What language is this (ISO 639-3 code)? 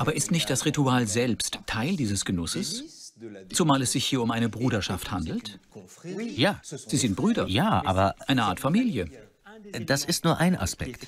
deu